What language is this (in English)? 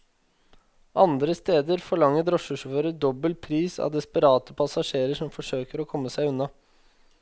Norwegian